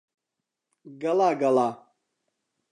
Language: Central Kurdish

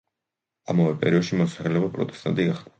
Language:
Georgian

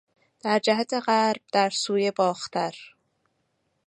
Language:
Persian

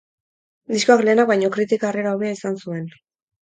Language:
Basque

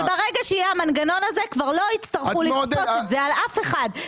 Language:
Hebrew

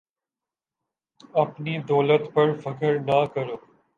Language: Urdu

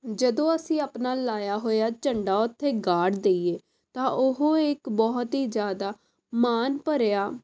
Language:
Punjabi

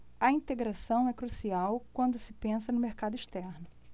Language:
Portuguese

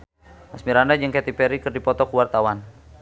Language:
Sundanese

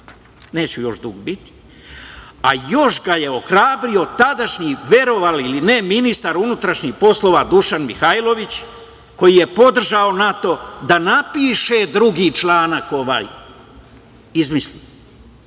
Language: Serbian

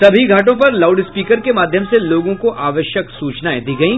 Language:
Hindi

